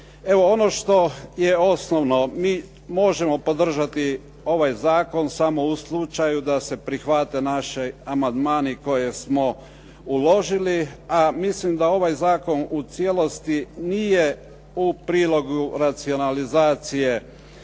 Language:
Croatian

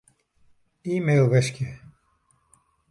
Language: Western Frisian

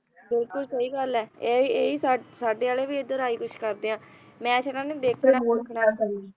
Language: Punjabi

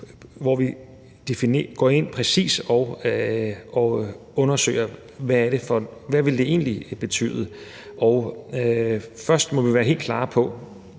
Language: Danish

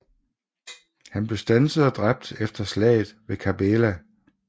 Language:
Danish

